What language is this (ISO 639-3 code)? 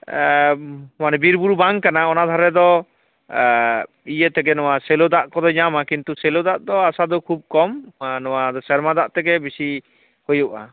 sat